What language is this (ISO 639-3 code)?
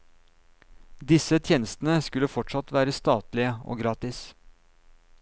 nor